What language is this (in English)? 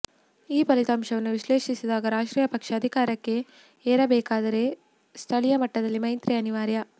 Kannada